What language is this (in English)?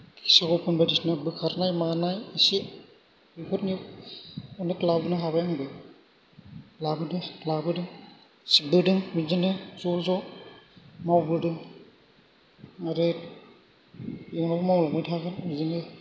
Bodo